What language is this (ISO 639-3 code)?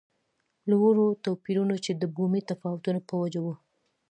pus